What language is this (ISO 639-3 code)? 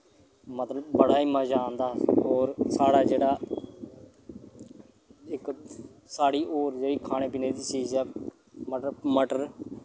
doi